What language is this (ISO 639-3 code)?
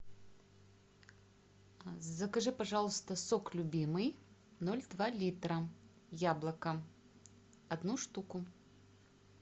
rus